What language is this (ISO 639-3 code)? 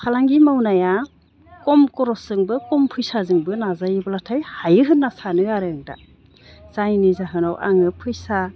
brx